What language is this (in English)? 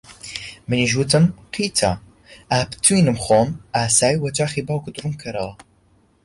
Central Kurdish